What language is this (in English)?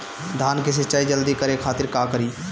Bhojpuri